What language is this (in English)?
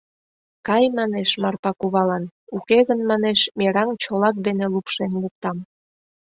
Mari